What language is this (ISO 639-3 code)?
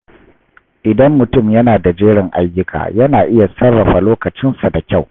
hau